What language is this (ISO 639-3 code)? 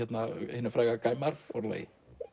isl